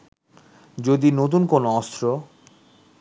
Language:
Bangla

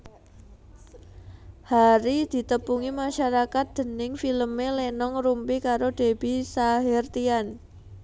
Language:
Javanese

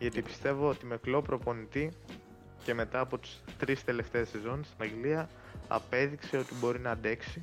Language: Greek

